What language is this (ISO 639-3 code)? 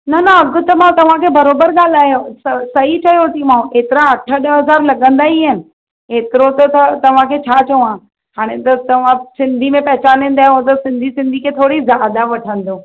snd